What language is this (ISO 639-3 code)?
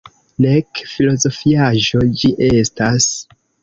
epo